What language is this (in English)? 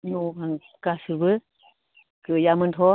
Bodo